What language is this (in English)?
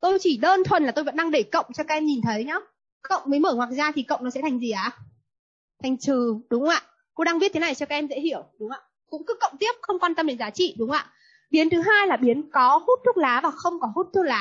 Vietnamese